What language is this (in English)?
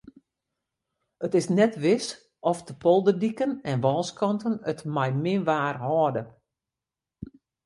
Western Frisian